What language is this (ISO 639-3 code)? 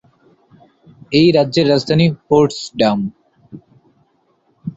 ben